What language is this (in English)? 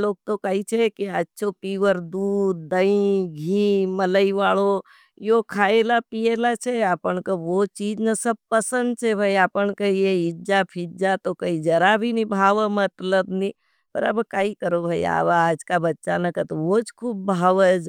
Nimadi